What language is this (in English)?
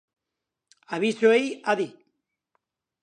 Basque